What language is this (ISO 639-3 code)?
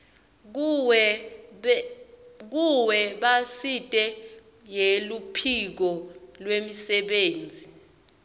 ssw